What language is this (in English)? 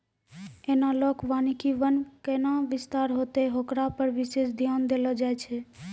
Maithili